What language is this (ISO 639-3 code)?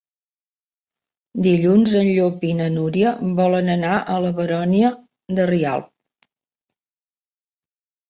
cat